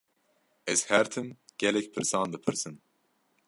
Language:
Kurdish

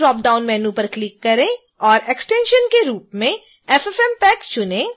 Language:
Hindi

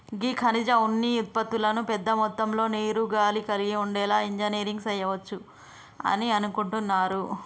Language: Telugu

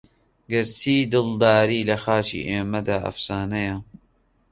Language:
Central Kurdish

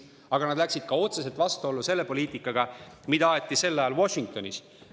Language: Estonian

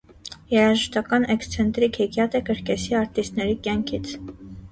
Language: Armenian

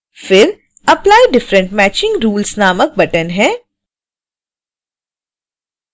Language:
Hindi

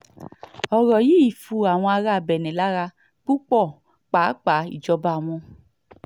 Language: Yoruba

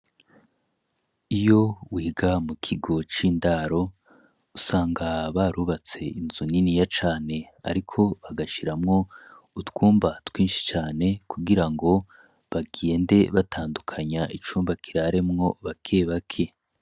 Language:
Rundi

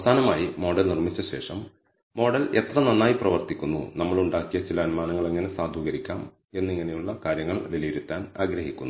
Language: Malayalam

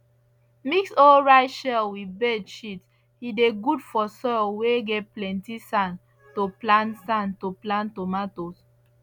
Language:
Nigerian Pidgin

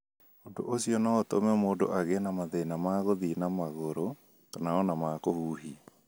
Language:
Kikuyu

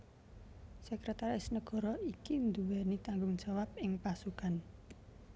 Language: Javanese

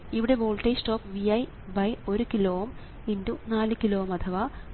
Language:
Malayalam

